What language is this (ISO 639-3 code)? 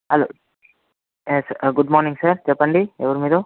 tel